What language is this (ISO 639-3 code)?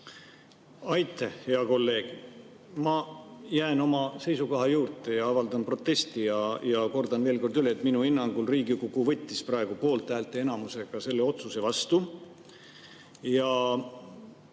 est